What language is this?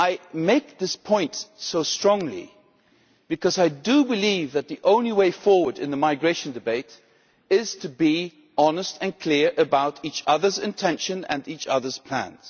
English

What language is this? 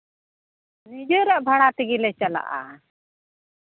Santali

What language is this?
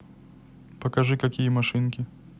Russian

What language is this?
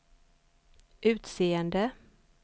Swedish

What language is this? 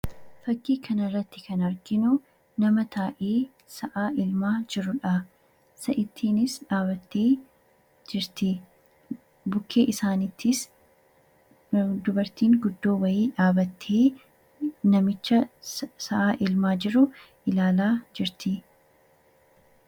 Oromo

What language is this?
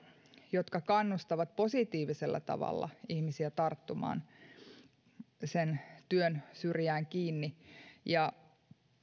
Finnish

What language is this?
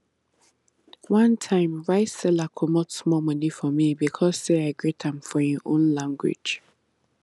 Nigerian Pidgin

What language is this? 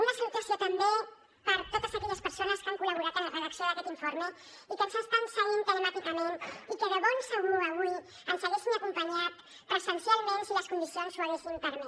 Catalan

